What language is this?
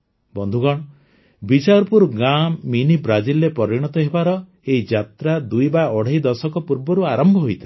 Odia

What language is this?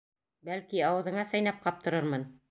Bashkir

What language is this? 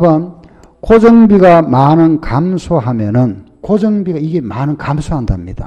Korean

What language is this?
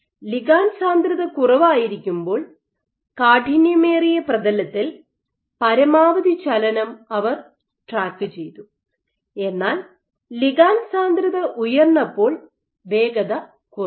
Malayalam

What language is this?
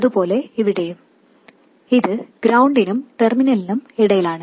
Malayalam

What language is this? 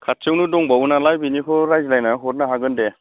Bodo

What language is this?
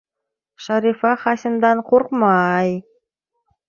Bashkir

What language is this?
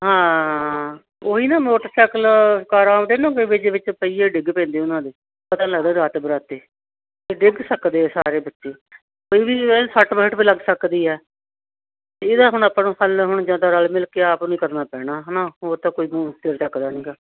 Punjabi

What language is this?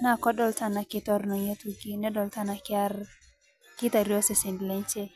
Masai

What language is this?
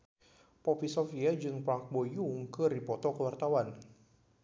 Sundanese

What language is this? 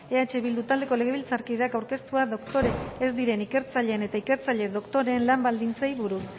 Basque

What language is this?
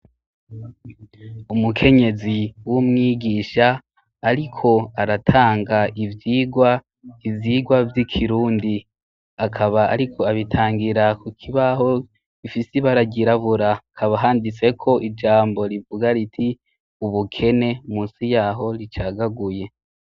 Rundi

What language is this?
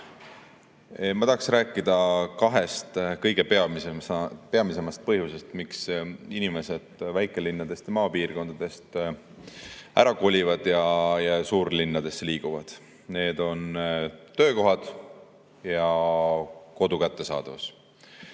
Estonian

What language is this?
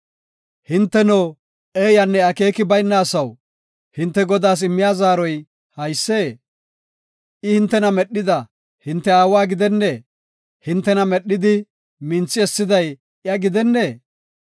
Gofa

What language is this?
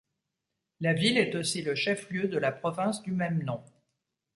French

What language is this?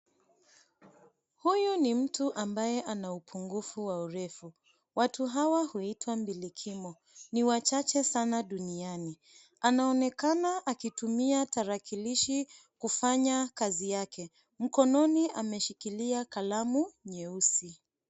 Swahili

